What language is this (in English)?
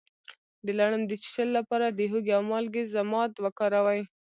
Pashto